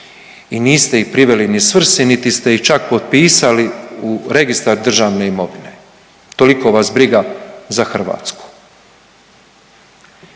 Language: Croatian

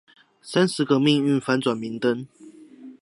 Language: Chinese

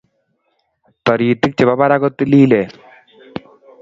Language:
Kalenjin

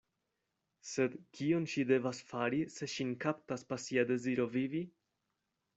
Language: Esperanto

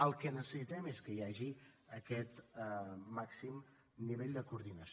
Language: Catalan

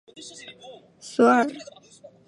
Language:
Chinese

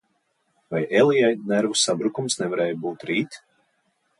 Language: Latvian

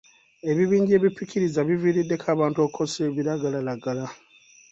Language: Ganda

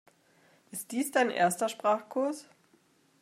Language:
German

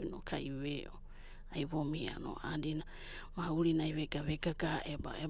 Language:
Abadi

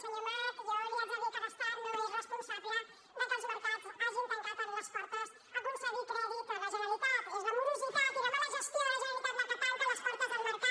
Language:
Catalan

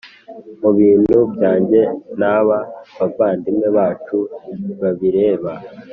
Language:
Kinyarwanda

